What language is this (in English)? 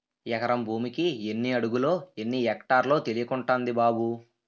Telugu